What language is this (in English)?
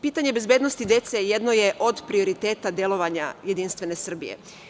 Serbian